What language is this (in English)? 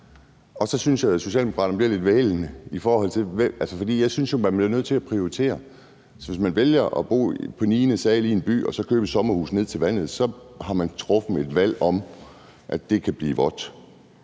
Danish